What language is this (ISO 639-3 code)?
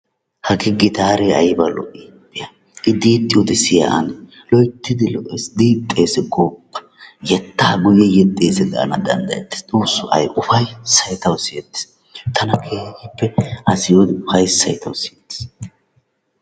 wal